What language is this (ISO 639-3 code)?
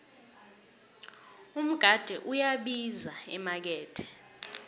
nbl